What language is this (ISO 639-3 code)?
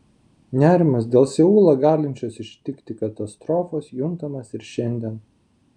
lit